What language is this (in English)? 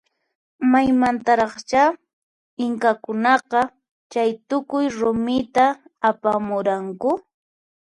Puno Quechua